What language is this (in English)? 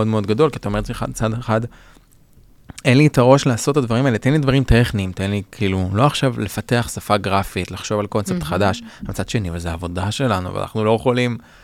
Hebrew